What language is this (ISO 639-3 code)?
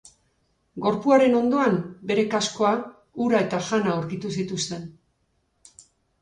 eus